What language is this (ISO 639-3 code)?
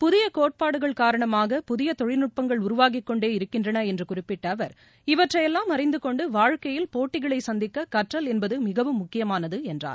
tam